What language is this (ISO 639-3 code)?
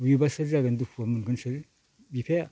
brx